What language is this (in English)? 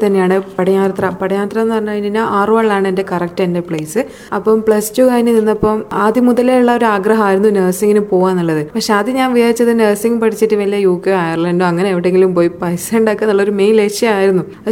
Malayalam